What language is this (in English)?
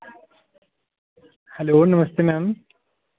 Dogri